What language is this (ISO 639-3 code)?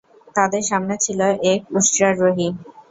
ben